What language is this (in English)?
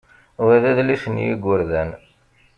Kabyle